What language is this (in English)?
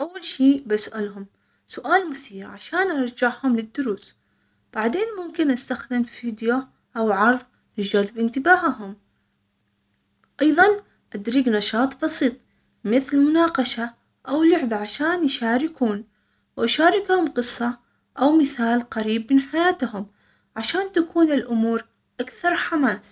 Omani Arabic